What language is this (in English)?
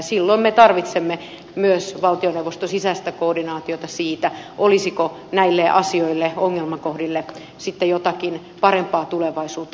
Finnish